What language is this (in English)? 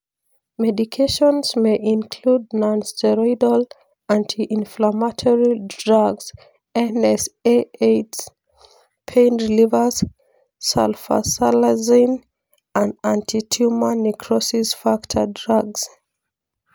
Masai